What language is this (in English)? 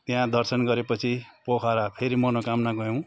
Nepali